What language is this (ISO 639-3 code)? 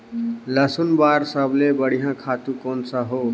hne